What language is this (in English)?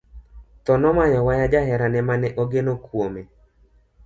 Luo (Kenya and Tanzania)